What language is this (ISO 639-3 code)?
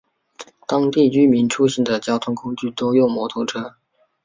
zho